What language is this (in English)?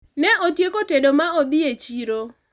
Luo (Kenya and Tanzania)